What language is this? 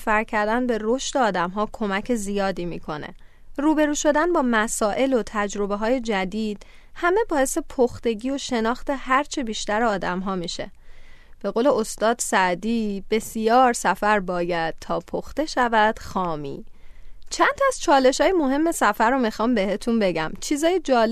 Persian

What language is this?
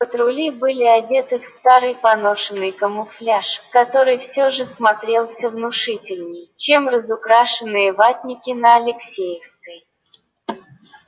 Russian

